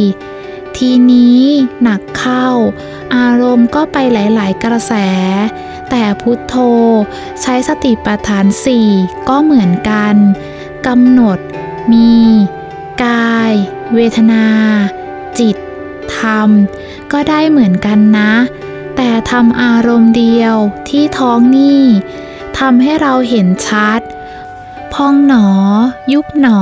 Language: Thai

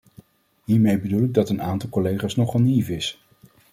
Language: Dutch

